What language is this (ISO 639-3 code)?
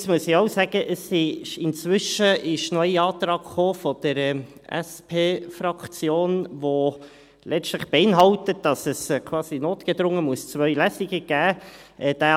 gsw